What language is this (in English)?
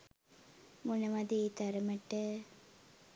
Sinhala